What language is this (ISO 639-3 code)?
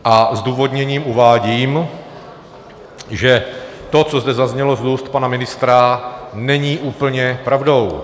ces